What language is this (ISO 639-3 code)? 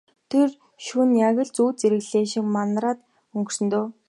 mon